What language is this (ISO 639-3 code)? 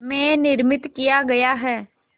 hin